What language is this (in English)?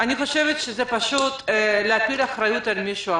Hebrew